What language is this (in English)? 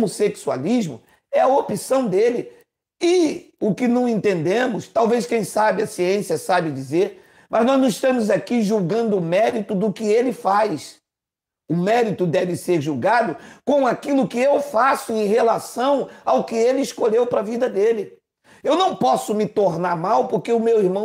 Portuguese